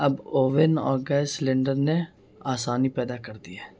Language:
Urdu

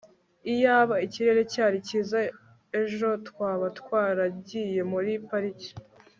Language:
Kinyarwanda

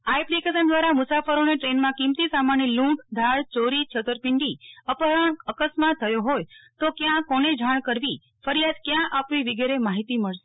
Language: Gujarati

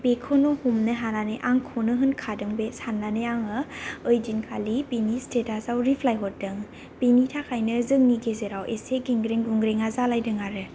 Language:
Bodo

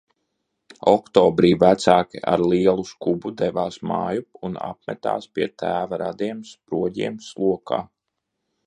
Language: Latvian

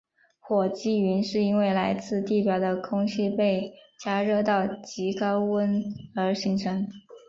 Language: Chinese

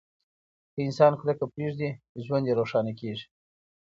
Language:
Pashto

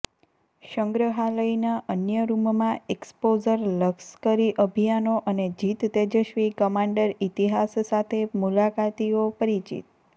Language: Gujarati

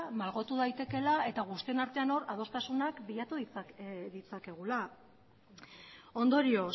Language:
Basque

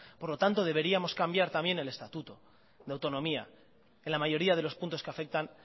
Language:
Spanish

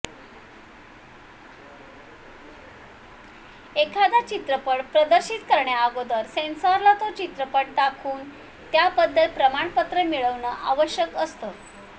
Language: Marathi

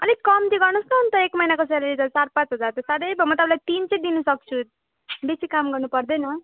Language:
Nepali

